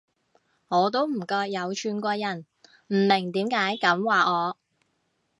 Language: Cantonese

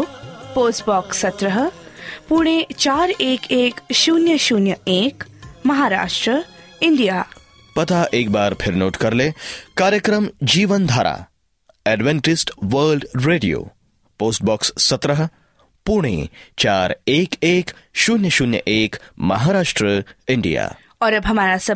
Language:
Hindi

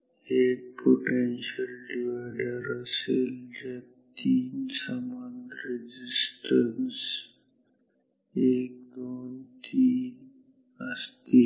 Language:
Marathi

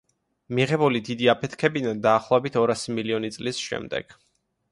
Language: Georgian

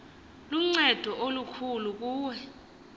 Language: Xhosa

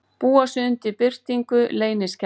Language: Icelandic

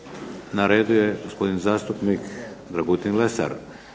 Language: Croatian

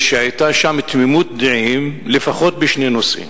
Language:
Hebrew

